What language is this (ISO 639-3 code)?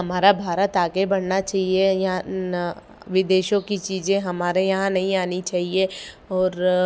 hin